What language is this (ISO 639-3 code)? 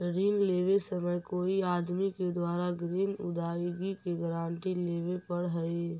mag